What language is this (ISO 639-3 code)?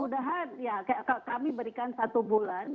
ind